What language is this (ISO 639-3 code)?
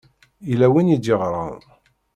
kab